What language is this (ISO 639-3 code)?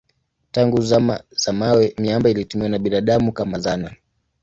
swa